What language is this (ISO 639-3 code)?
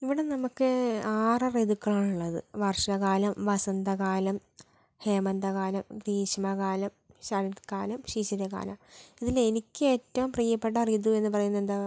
mal